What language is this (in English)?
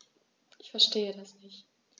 German